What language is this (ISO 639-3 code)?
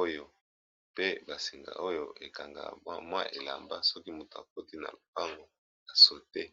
lin